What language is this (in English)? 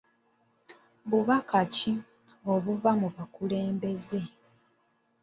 Ganda